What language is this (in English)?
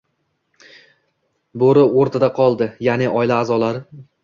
Uzbek